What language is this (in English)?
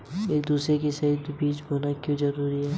Hindi